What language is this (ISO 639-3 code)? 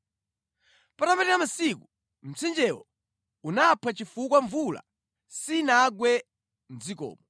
nya